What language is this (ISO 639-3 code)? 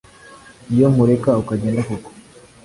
kin